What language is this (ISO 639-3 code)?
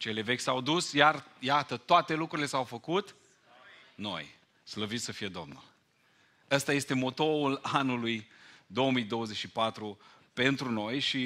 ron